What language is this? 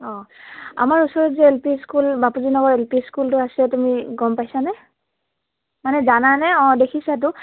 Assamese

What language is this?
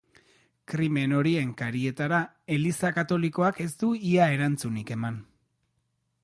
Basque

